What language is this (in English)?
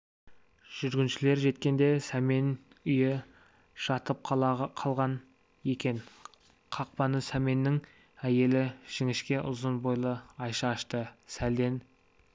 Kazakh